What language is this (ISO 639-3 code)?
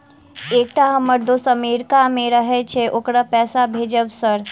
mai